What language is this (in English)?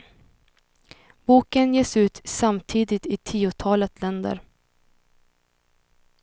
Swedish